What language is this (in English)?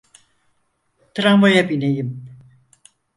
Turkish